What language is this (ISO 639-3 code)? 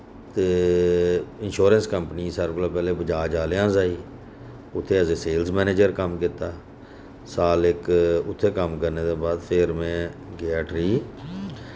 doi